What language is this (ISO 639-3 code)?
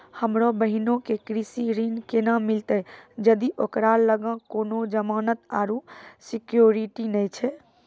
mai